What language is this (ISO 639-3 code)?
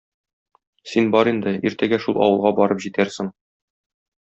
tat